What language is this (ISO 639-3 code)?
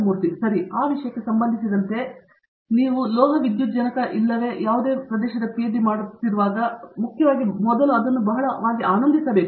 kan